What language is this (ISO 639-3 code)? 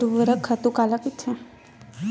hne